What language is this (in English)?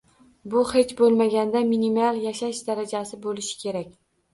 Uzbek